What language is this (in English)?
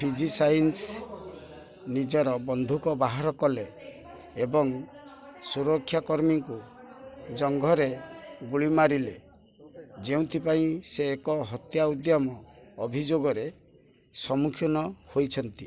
Odia